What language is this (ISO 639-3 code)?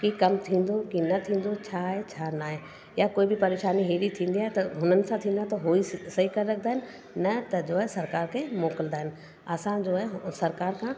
snd